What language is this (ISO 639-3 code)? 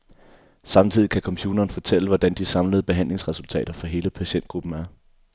dan